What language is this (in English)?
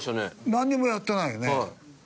Japanese